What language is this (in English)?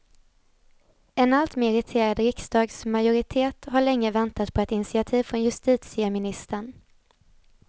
Swedish